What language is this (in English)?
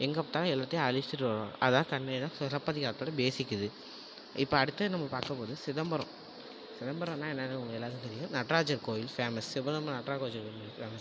Tamil